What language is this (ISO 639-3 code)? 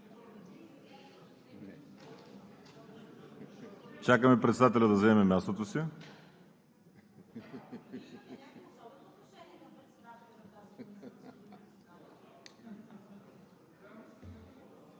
bul